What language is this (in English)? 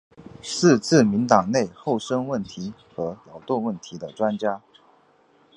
Chinese